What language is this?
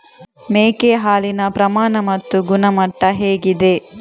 Kannada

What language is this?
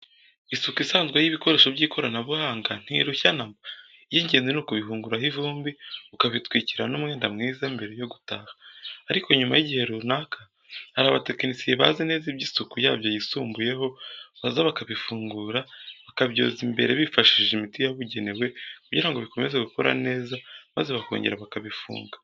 Kinyarwanda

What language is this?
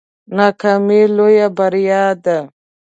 Pashto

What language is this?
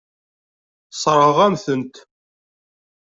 Kabyle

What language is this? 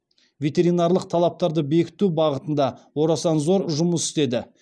Kazakh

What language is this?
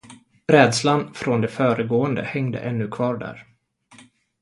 Swedish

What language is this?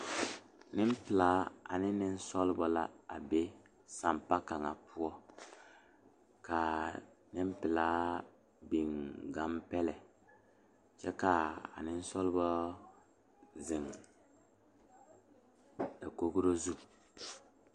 Southern Dagaare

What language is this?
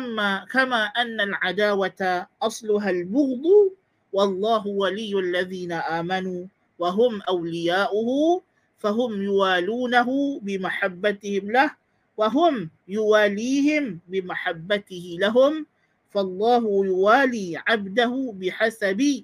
Malay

